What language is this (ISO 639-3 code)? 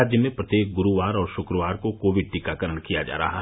hin